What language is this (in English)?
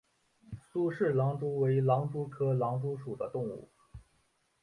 Chinese